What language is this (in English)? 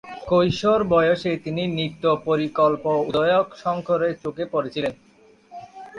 Bangla